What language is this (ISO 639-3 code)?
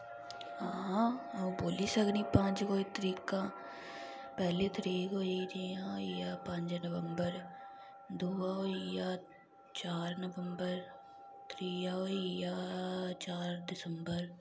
doi